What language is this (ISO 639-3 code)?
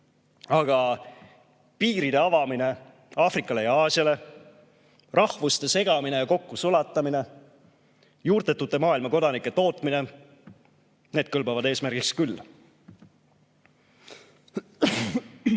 est